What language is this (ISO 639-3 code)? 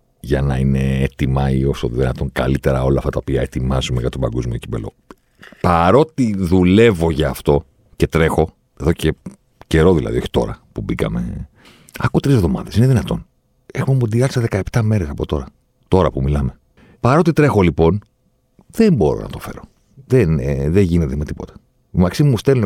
ell